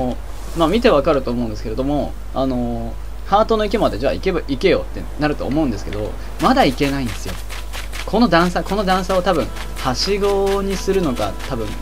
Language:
Japanese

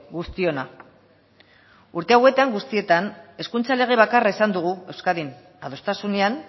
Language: Basque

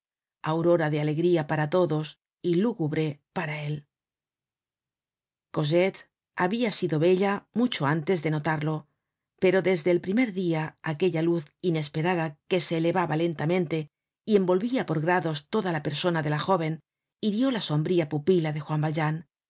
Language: Spanish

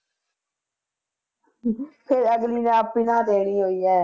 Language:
Punjabi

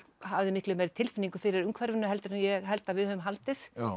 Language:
Icelandic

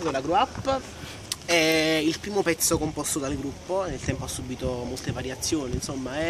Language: Italian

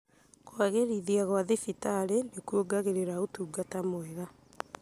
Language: Kikuyu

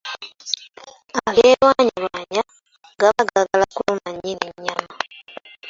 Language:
Ganda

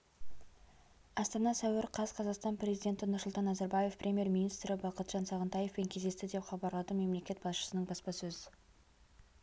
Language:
Kazakh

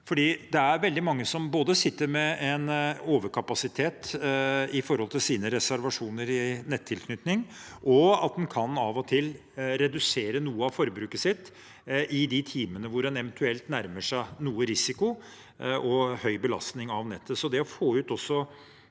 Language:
Norwegian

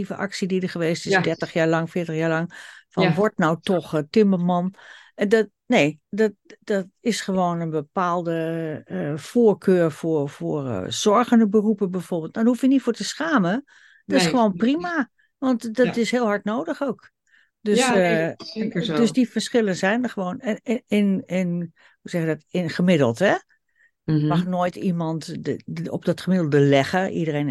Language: Dutch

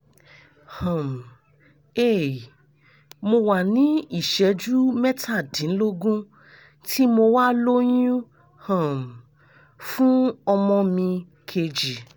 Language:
Yoruba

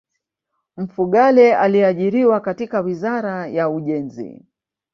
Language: Swahili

